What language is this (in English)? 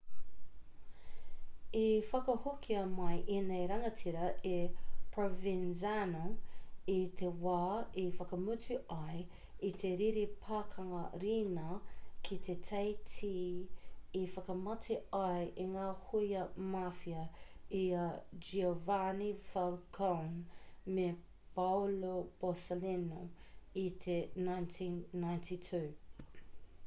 Māori